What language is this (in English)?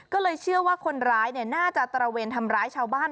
Thai